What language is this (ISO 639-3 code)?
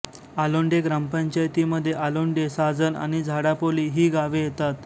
mar